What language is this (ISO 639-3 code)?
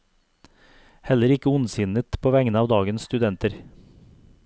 nor